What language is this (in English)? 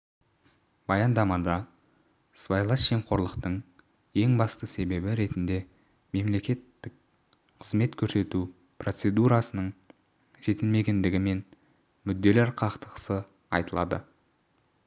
Kazakh